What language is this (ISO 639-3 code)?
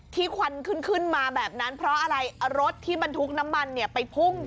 tha